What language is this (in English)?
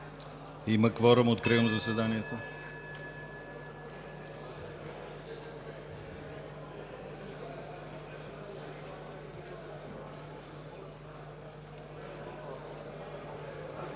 Bulgarian